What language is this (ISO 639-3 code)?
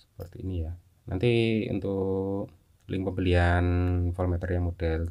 ind